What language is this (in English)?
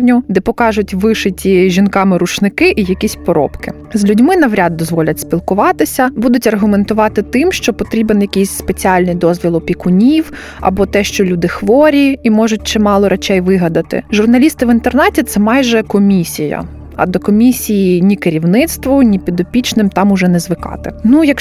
Ukrainian